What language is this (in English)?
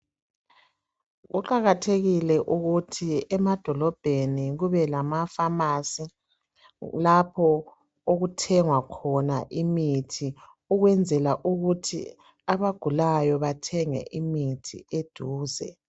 North Ndebele